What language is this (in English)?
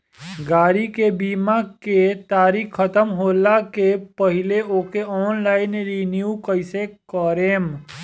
Bhojpuri